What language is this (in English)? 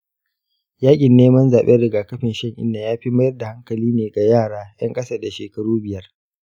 Hausa